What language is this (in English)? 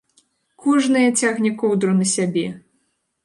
Belarusian